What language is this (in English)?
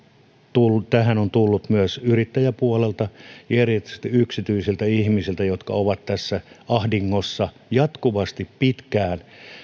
Finnish